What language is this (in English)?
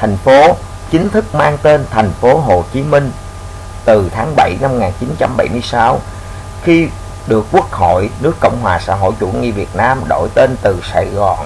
Vietnamese